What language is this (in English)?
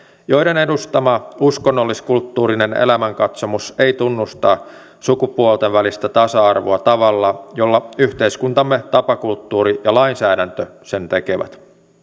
Finnish